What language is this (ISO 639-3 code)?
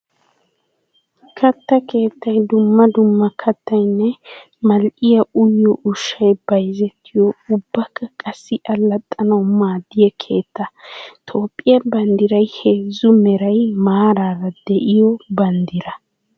wal